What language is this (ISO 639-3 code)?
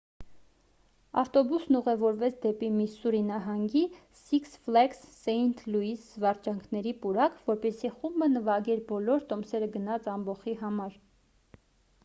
hye